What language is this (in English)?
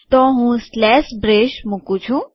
Gujarati